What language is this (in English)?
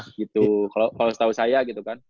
Indonesian